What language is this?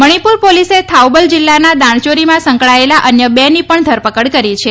Gujarati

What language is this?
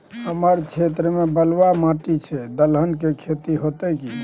Maithili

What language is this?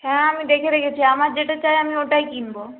Bangla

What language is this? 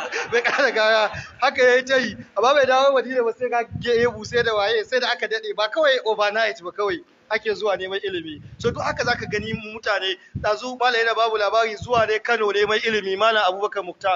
Arabic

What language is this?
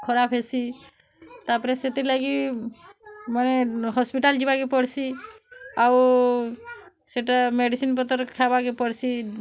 Odia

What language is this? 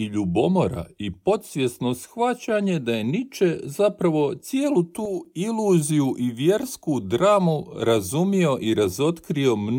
Croatian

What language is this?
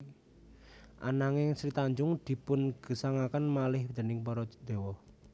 Javanese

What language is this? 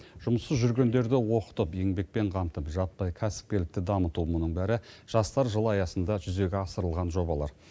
Kazakh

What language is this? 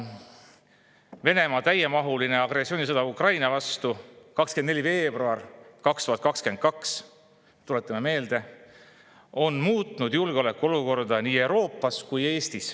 Estonian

